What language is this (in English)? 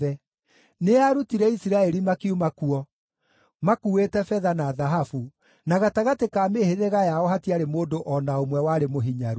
Kikuyu